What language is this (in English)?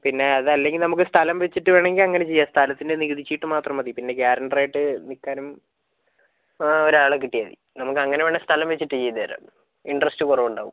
Malayalam